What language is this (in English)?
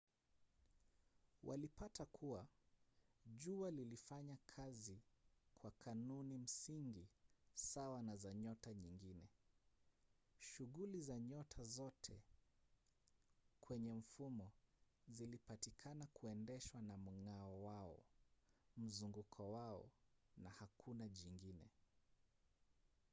Swahili